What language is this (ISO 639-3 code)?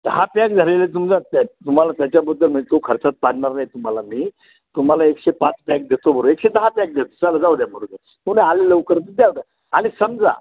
mar